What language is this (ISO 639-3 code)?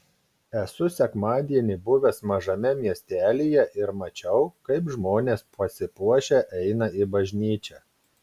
lit